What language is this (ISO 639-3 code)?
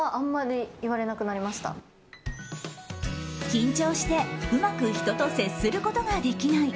jpn